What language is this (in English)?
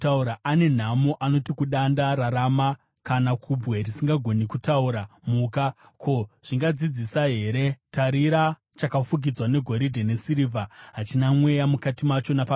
Shona